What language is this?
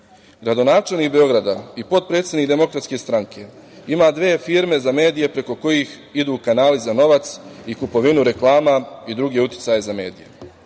Serbian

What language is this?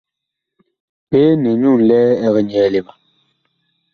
Bakoko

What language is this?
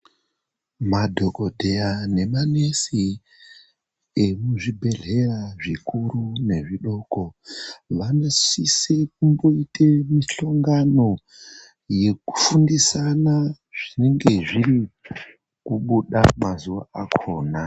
Ndau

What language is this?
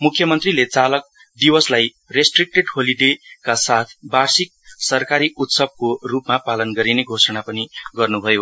Nepali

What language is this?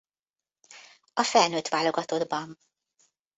Hungarian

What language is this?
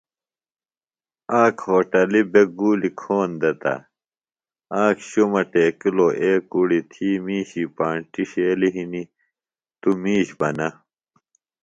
Phalura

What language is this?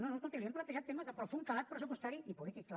Catalan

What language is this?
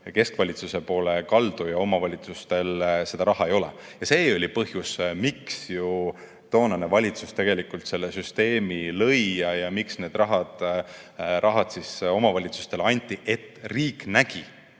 Estonian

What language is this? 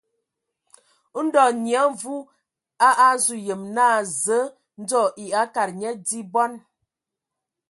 Ewondo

